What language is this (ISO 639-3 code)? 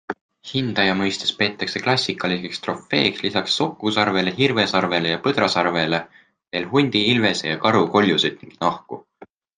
est